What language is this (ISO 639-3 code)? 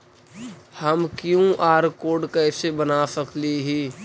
mag